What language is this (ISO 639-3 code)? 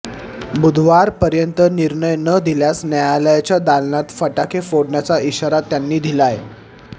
mar